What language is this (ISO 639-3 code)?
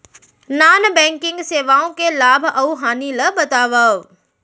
hne